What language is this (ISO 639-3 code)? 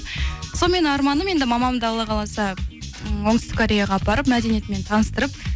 kaz